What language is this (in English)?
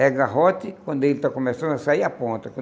Portuguese